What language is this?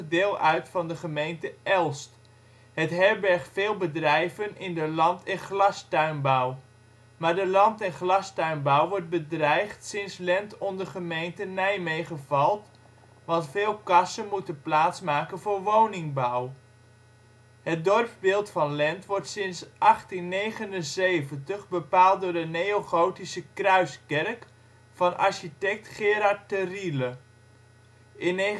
Dutch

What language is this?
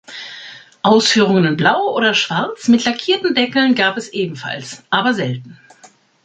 German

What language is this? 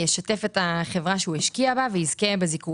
Hebrew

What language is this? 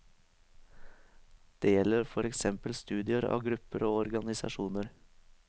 Norwegian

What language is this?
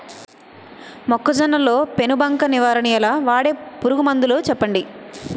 Telugu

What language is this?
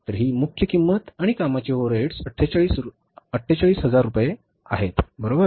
Marathi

